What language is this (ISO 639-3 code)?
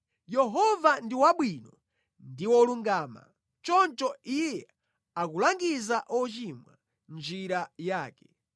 nya